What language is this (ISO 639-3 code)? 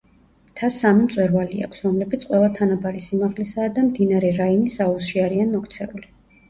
kat